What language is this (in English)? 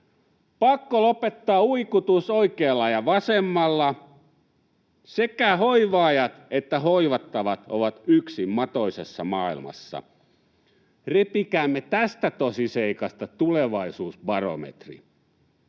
Finnish